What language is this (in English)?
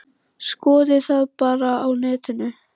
Icelandic